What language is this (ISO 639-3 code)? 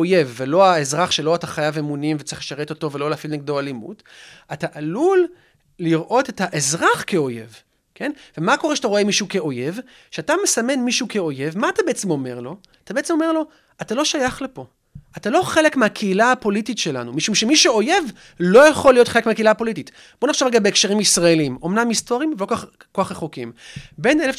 heb